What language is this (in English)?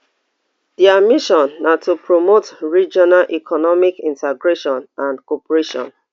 Nigerian Pidgin